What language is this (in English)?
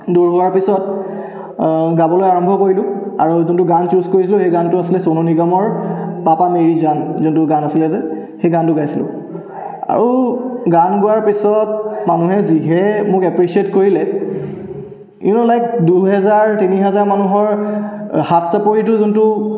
Assamese